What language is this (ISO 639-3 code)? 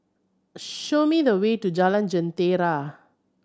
eng